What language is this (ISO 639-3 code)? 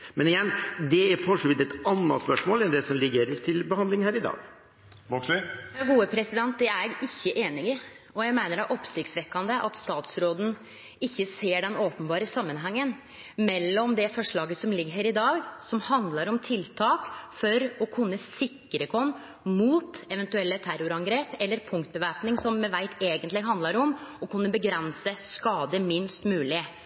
nor